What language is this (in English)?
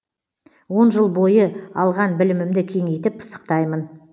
Kazakh